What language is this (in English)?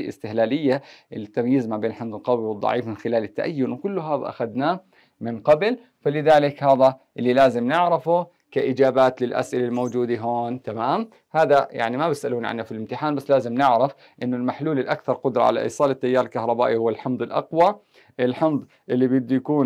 Arabic